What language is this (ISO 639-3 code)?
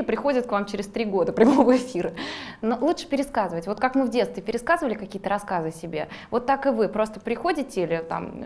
rus